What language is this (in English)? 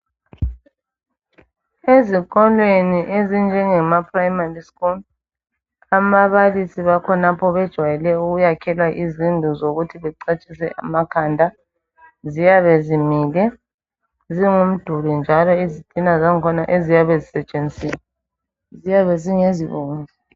North Ndebele